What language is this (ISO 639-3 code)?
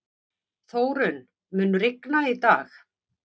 isl